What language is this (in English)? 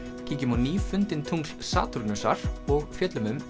Icelandic